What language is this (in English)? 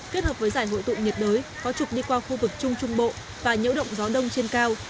Vietnamese